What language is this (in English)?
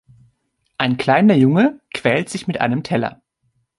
German